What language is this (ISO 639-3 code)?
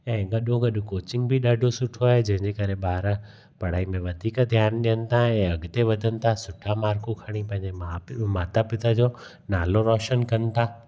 snd